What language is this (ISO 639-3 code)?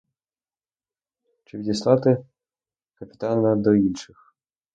ukr